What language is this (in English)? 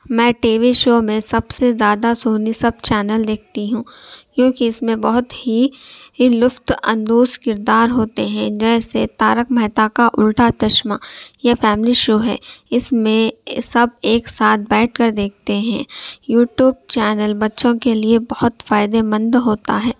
Urdu